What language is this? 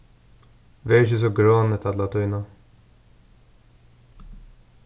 Faroese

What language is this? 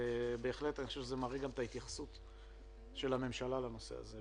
Hebrew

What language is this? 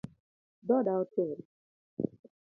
Luo (Kenya and Tanzania)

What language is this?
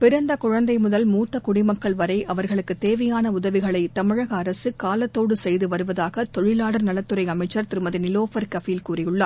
Tamil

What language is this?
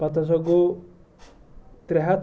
Kashmiri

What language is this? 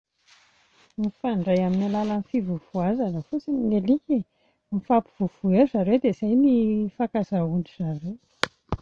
Malagasy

